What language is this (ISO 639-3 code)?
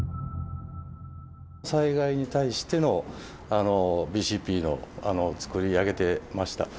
jpn